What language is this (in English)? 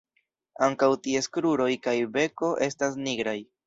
Esperanto